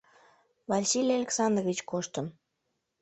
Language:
Mari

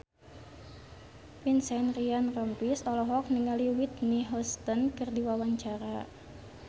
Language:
Sundanese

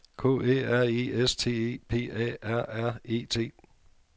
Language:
Danish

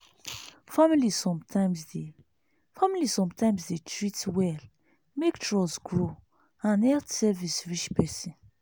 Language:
Nigerian Pidgin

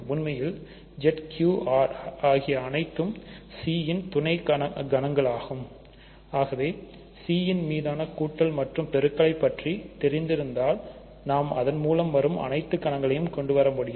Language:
Tamil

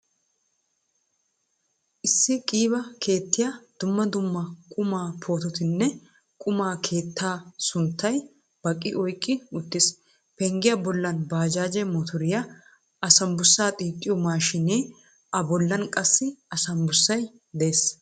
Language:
Wolaytta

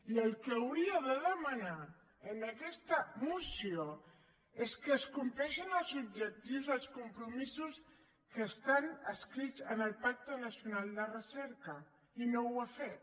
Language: Catalan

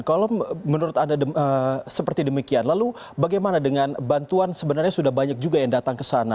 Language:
Indonesian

